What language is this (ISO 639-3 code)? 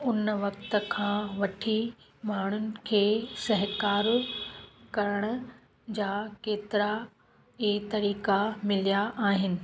snd